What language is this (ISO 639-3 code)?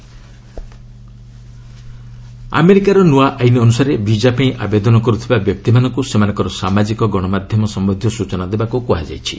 ori